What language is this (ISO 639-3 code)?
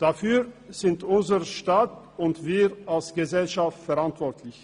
gsw